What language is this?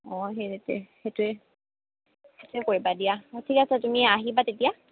Assamese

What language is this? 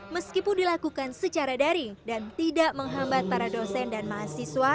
Indonesian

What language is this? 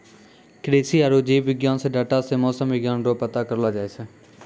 Maithili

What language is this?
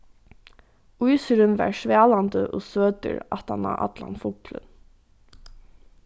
Faroese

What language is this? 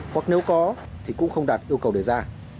Vietnamese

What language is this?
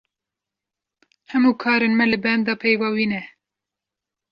Kurdish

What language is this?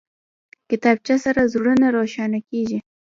Pashto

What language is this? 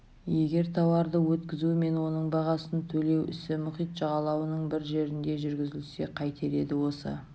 Kazakh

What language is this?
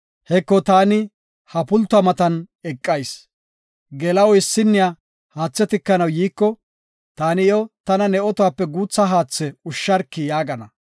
Gofa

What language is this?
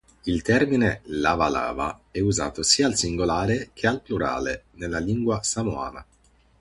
Italian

